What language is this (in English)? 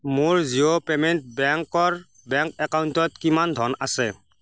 Assamese